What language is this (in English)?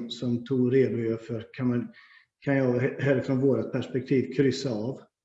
Swedish